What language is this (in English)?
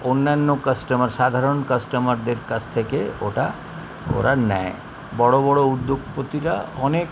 Bangla